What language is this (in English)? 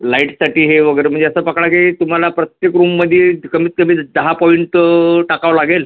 Marathi